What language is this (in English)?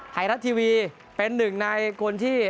Thai